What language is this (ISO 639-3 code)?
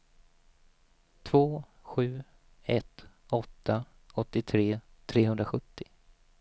swe